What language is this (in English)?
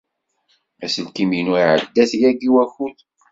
Kabyle